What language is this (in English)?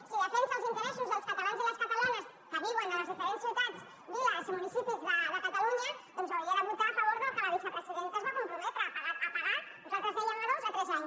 Catalan